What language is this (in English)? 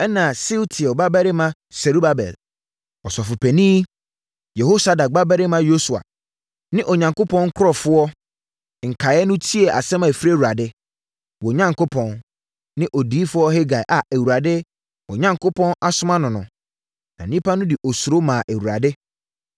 Akan